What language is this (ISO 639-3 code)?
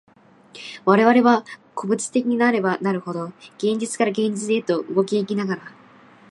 jpn